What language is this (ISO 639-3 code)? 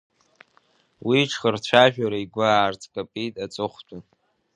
abk